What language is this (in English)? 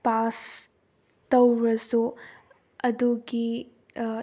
Manipuri